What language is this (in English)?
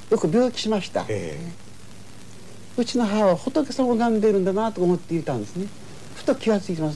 Japanese